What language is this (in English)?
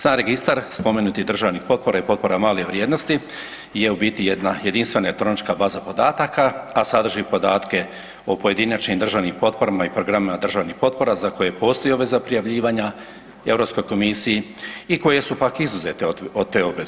Croatian